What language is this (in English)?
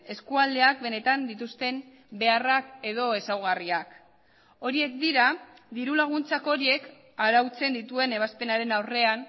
Basque